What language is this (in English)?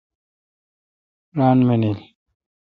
Kalkoti